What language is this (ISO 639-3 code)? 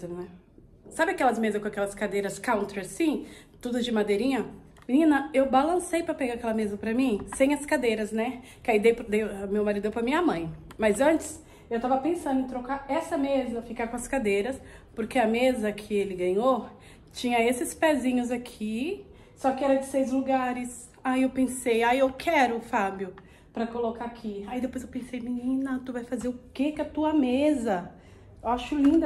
por